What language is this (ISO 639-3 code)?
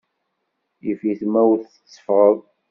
kab